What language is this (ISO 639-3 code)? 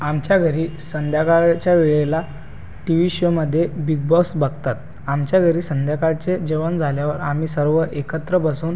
mar